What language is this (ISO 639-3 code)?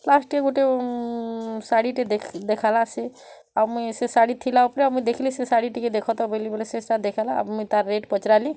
ori